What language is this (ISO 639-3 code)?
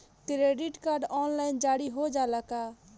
bho